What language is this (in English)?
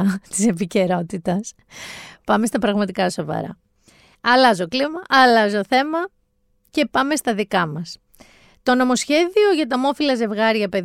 Greek